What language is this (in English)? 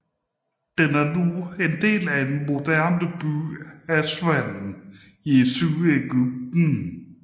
Danish